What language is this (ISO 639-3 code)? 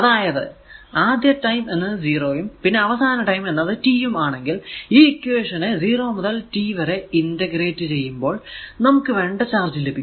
mal